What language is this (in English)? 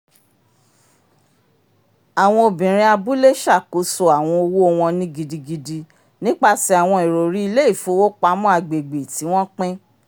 Yoruba